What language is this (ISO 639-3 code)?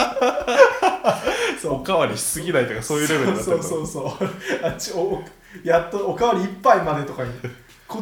jpn